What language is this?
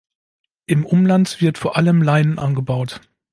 German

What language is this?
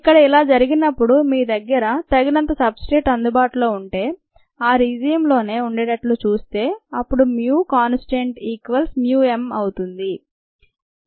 Telugu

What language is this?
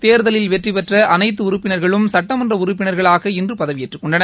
Tamil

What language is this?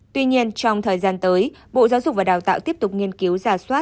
Vietnamese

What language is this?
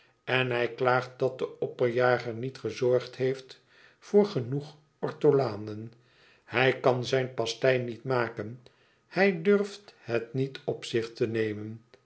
Dutch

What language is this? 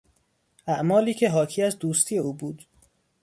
Persian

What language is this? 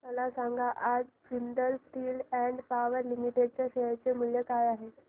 Marathi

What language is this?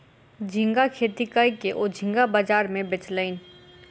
Maithili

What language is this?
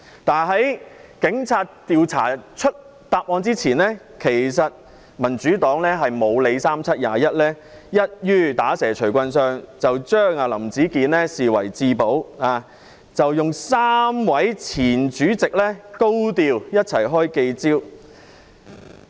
Cantonese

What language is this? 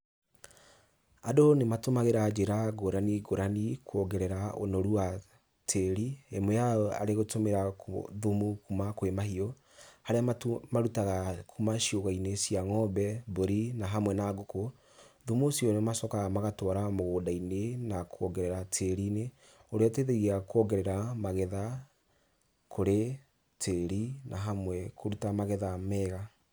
Kikuyu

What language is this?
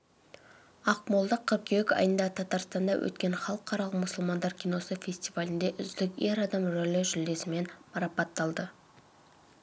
Kazakh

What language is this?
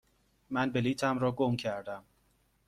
Persian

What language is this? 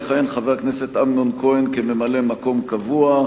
Hebrew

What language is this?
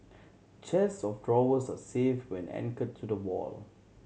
English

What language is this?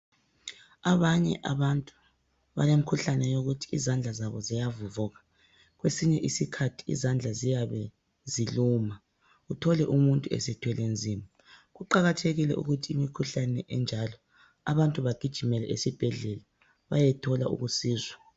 North Ndebele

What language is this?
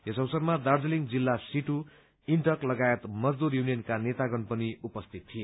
Nepali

